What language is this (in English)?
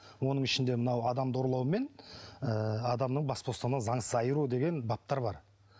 Kazakh